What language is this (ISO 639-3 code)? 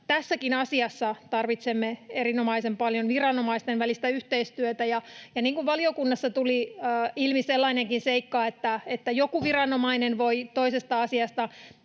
fin